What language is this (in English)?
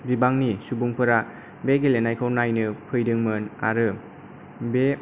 Bodo